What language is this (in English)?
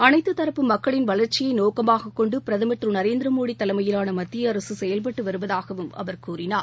Tamil